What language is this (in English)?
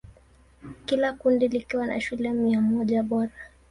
Swahili